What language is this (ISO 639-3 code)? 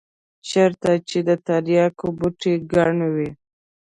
pus